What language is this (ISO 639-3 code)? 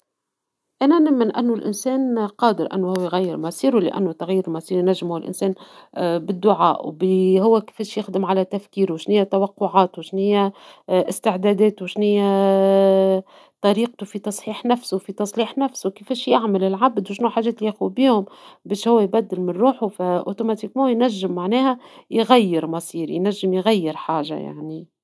aeb